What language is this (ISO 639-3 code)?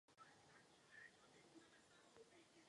ces